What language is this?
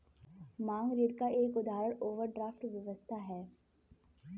Hindi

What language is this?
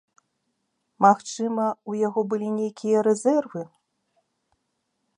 Belarusian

